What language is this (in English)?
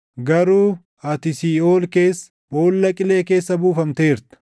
Oromo